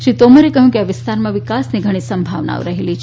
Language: Gujarati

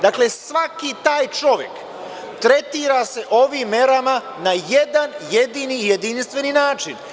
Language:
Serbian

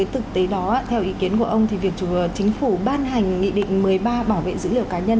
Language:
Vietnamese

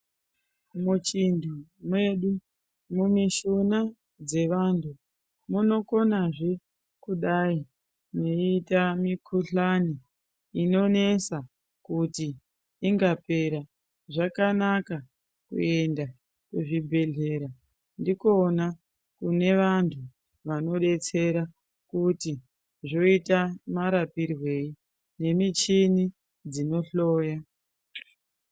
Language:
Ndau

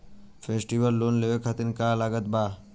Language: Bhojpuri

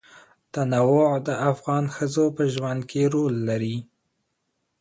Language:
Pashto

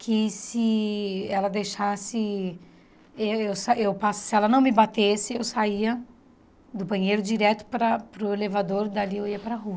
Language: Portuguese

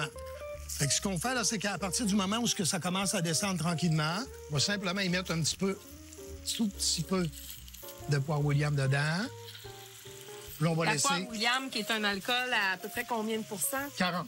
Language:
French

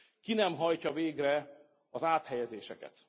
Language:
Hungarian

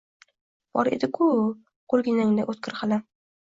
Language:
Uzbek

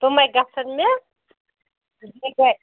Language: Kashmiri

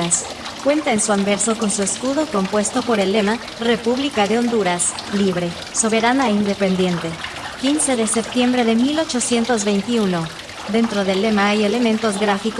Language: Spanish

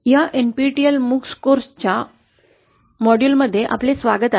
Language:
Marathi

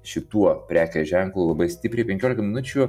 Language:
Lithuanian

